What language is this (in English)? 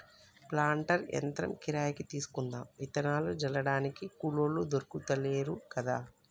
Telugu